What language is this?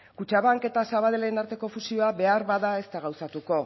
Basque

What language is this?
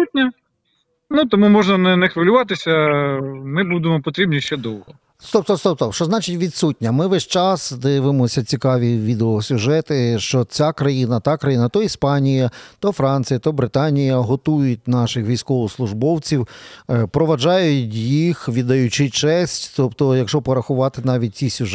Ukrainian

